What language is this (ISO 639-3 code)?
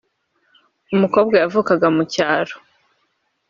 kin